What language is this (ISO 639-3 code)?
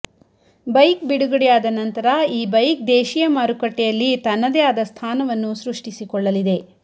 kan